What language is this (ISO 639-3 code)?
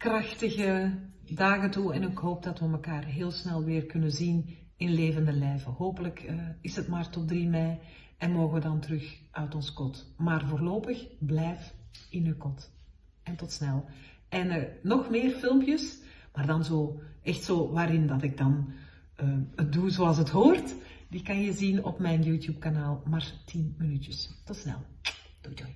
nld